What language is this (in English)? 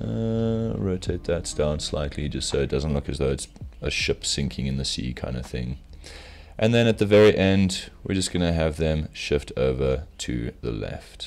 English